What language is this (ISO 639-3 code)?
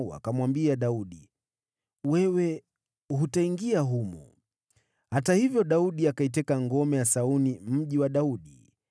swa